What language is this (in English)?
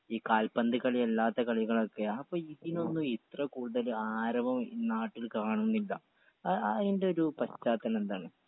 Malayalam